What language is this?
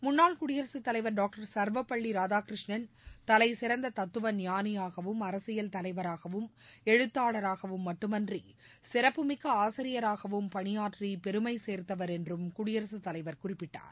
Tamil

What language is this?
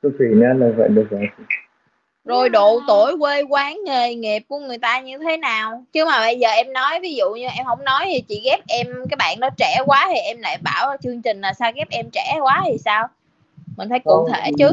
Vietnamese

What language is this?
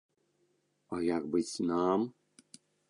Belarusian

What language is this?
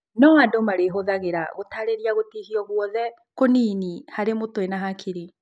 Kikuyu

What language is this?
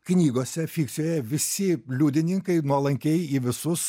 Lithuanian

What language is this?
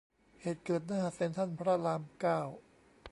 Thai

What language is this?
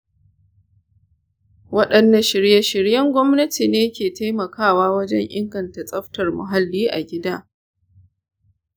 Hausa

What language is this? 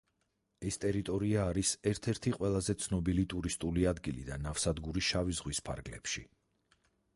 Georgian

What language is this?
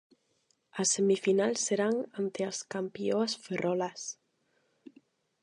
Galician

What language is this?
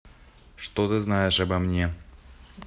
Russian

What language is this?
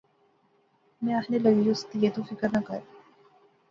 Pahari-Potwari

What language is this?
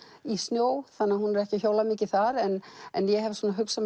Icelandic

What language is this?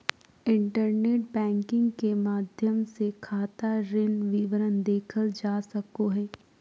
Magahi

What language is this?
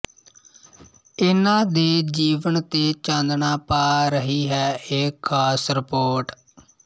Punjabi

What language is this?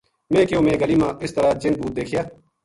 Gujari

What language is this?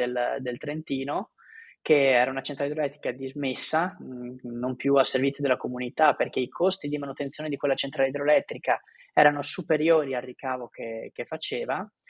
Italian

